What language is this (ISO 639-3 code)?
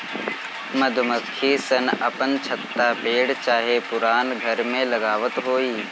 bho